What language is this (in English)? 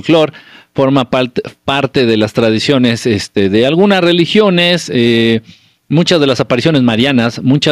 Spanish